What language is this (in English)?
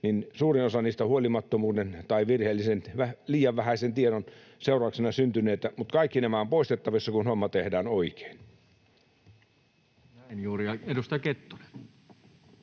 Finnish